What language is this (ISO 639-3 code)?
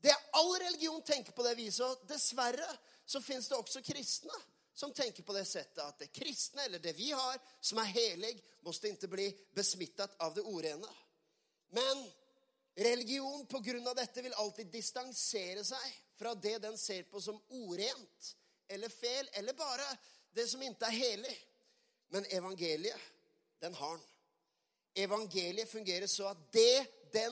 swe